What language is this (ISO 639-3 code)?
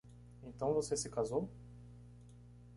por